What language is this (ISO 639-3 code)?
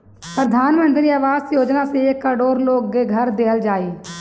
bho